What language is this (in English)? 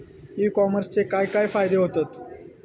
Marathi